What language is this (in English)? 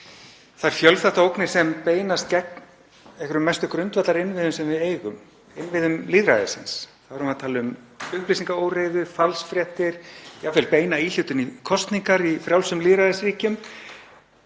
Icelandic